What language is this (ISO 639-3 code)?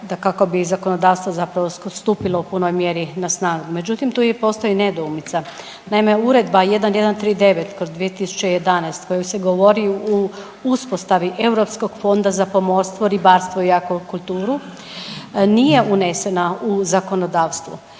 hrv